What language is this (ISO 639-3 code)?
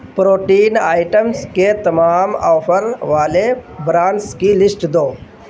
urd